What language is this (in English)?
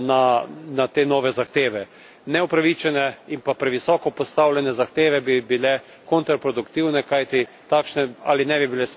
Slovenian